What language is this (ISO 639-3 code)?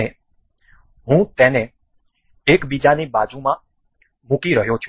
guj